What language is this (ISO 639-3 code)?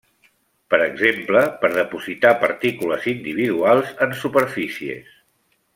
cat